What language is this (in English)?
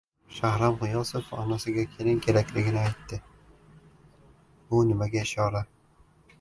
Uzbek